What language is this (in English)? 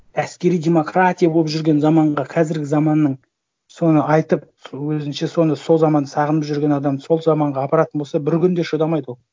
Kazakh